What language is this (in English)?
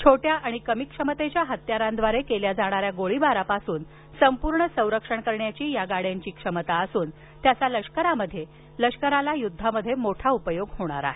Marathi